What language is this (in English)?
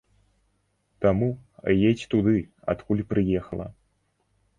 Belarusian